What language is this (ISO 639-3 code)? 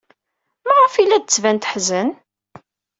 kab